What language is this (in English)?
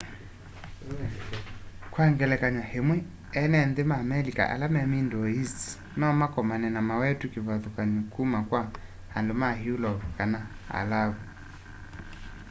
Kamba